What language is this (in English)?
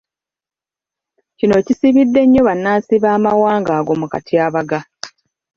Ganda